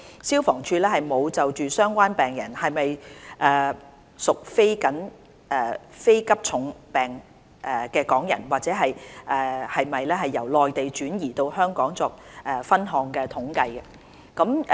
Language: Cantonese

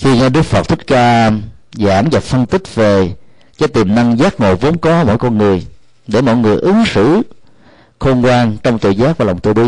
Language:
Vietnamese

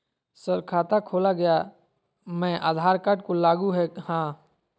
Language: Magahi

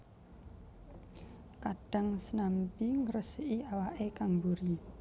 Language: Javanese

